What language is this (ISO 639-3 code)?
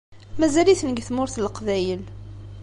kab